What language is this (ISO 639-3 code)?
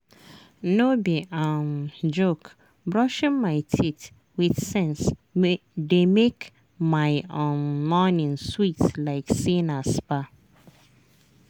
pcm